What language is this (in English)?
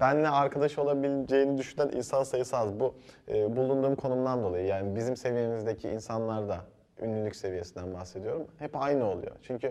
Turkish